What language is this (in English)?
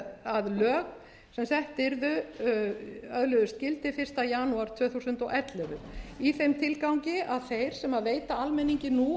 Icelandic